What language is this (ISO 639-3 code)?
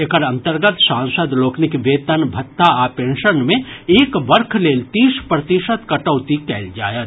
mai